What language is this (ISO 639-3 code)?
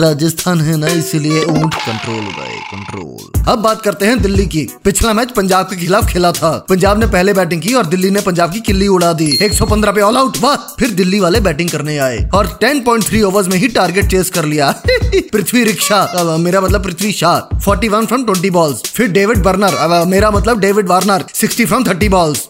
hin